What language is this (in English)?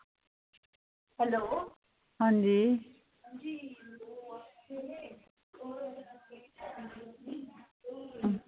Dogri